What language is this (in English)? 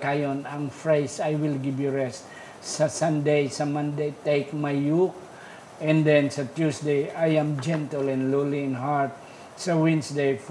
Filipino